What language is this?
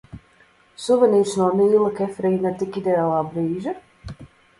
Latvian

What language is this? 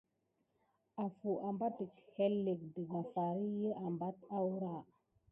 Gidar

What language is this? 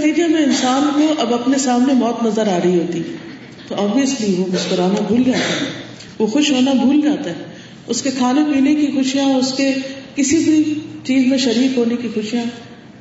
Urdu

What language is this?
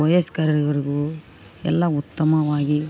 Kannada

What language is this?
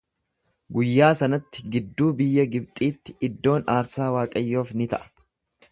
Oromo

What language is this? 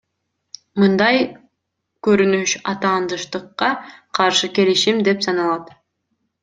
Kyrgyz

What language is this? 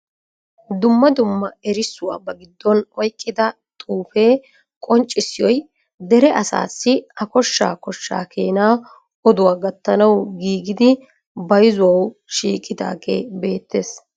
Wolaytta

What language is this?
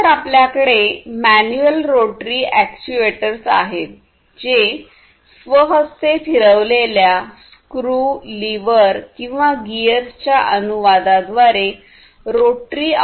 Marathi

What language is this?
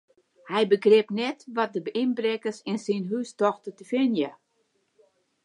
Western Frisian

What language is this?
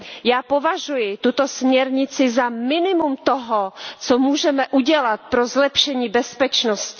Czech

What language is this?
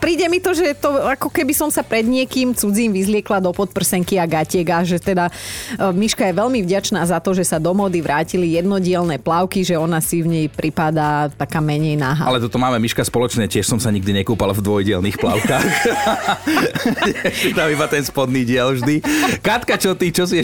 Slovak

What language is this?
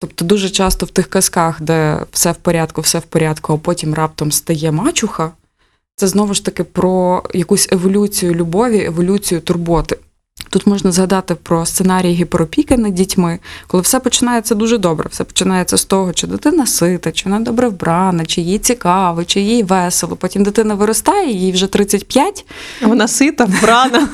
Ukrainian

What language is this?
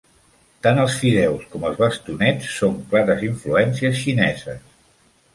Catalan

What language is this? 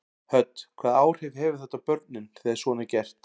Icelandic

